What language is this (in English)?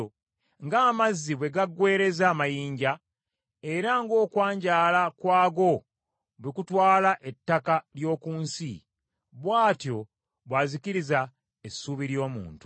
Ganda